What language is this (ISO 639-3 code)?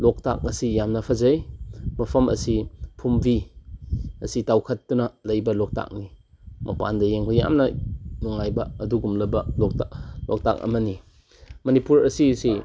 mni